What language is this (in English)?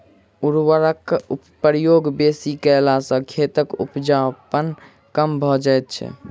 Maithili